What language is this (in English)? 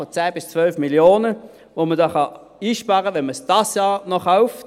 Swiss German